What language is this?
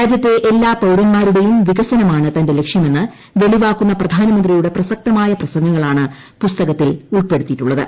Malayalam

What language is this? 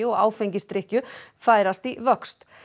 Icelandic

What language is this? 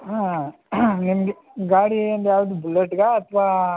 Kannada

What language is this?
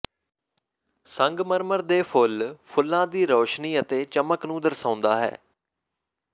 Punjabi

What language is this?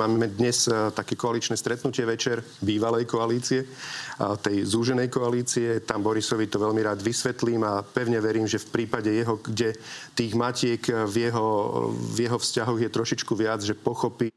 Slovak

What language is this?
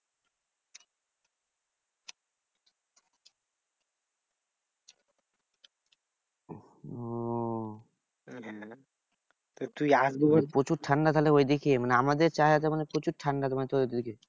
Bangla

